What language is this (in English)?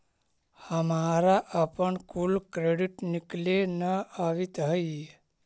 Magahi